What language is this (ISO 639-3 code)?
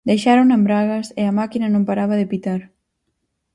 glg